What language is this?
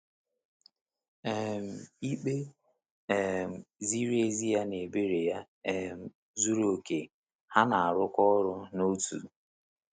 Igbo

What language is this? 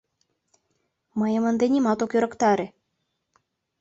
Mari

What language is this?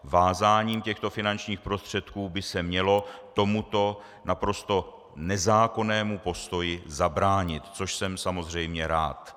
Czech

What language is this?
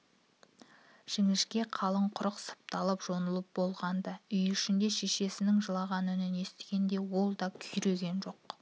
Kazakh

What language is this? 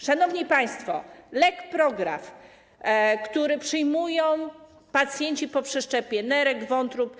Polish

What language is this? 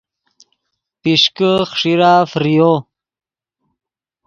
Yidgha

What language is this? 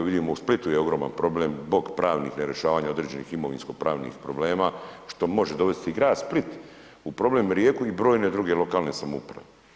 Croatian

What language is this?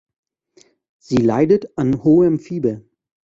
German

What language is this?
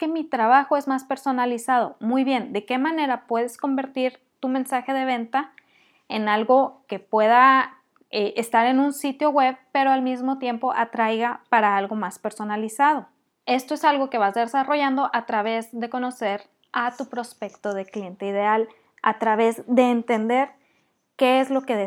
Spanish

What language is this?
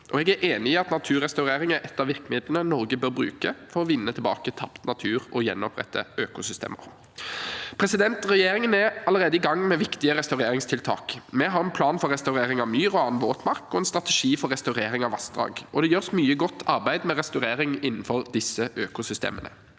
Norwegian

